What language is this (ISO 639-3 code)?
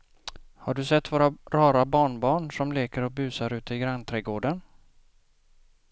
swe